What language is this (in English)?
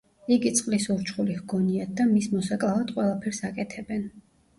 Georgian